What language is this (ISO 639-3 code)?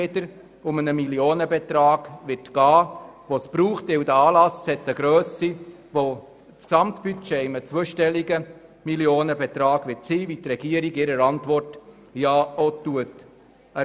gsw